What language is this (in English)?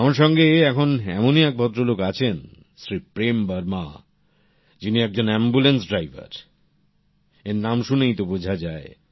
Bangla